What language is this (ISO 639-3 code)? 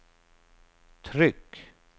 swe